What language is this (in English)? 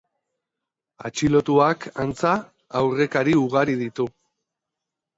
Basque